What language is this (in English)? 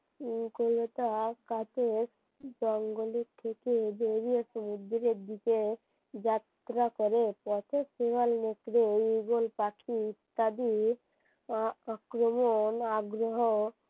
Bangla